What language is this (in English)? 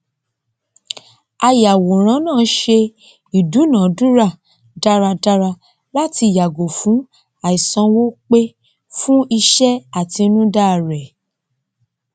Yoruba